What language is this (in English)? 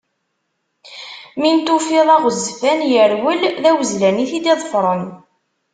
Kabyle